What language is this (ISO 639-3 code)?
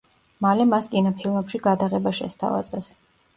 kat